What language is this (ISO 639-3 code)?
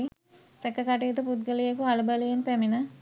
sin